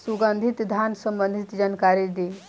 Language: Bhojpuri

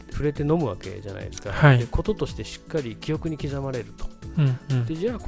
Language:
Japanese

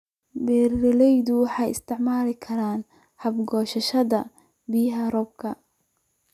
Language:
Somali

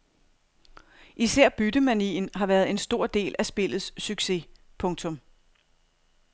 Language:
Danish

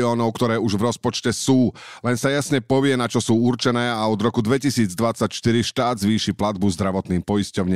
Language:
Slovak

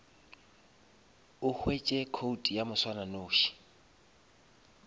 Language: Northern Sotho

